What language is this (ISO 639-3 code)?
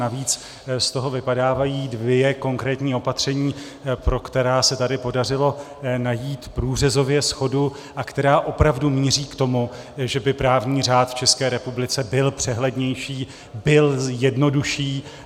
ces